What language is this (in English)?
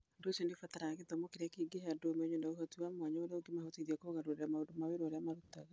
Kikuyu